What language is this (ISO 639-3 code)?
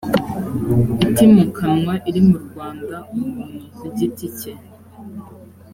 kin